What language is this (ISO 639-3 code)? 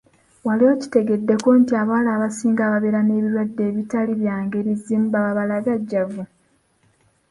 lug